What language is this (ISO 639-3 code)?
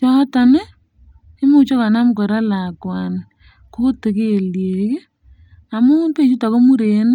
kln